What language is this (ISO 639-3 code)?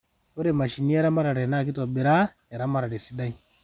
mas